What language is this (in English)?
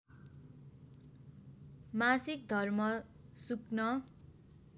Nepali